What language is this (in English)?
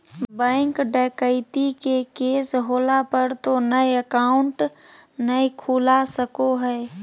Magahi